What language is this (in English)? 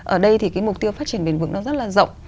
Vietnamese